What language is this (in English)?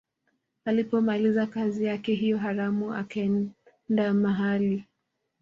Swahili